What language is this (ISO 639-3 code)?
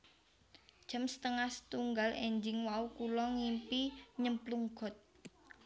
jav